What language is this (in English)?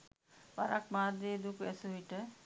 Sinhala